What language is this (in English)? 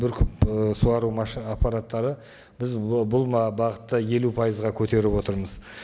Kazakh